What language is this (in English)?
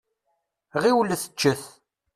Kabyle